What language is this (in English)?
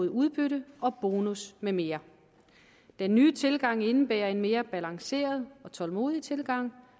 Danish